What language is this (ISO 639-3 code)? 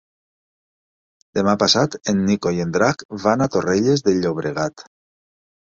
cat